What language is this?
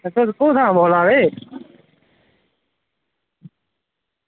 Dogri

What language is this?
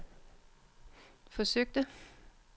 Danish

